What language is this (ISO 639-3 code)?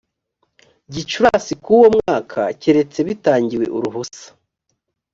kin